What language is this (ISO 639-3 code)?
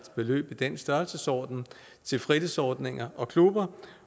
dan